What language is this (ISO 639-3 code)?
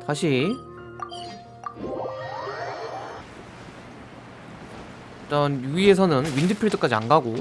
kor